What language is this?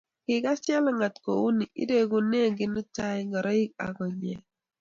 Kalenjin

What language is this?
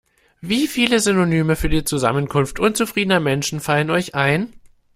German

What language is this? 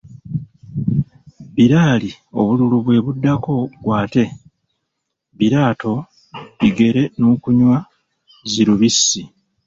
Ganda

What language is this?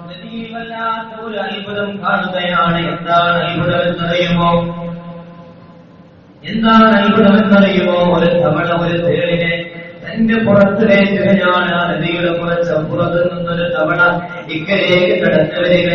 Arabic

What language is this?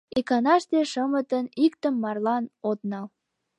Mari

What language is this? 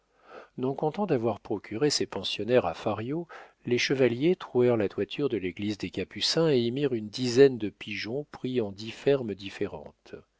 French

